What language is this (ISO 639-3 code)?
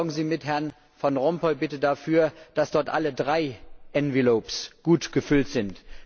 deu